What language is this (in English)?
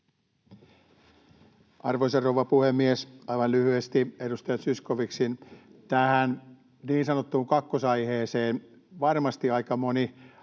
Finnish